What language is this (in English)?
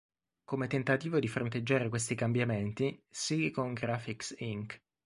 Italian